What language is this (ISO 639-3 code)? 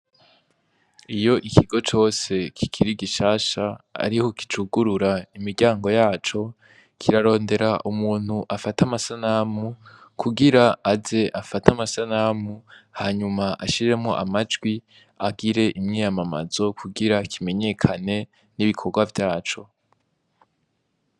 run